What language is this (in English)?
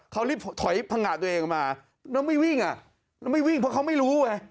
Thai